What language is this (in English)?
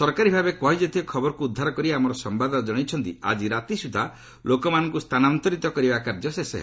Odia